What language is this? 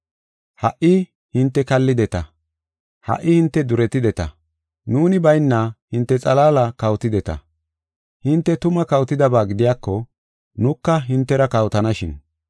Gofa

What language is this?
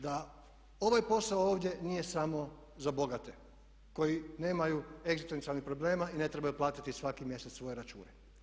Croatian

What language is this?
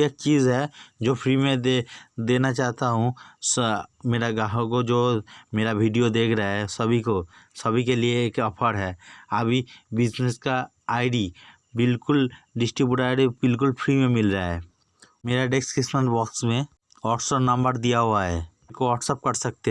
Hindi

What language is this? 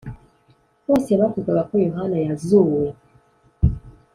Kinyarwanda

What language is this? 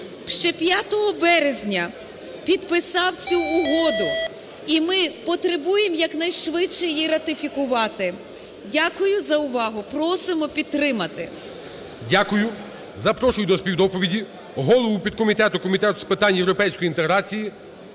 Ukrainian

